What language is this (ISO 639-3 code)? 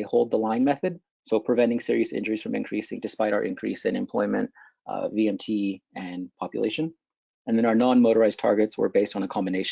eng